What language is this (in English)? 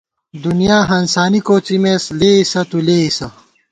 Gawar-Bati